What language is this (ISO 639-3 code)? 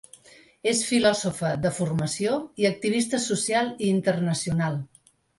cat